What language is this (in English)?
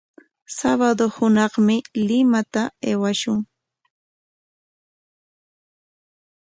Corongo Ancash Quechua